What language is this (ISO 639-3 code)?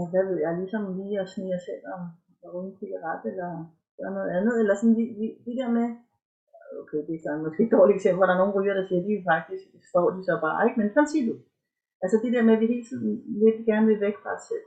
dan